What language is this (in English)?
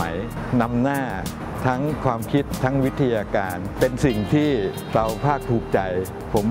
Thai